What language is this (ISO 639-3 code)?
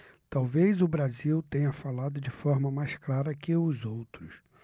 por